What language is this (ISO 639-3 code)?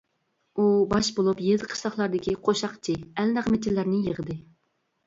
uig